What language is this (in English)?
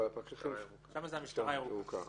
Hebrew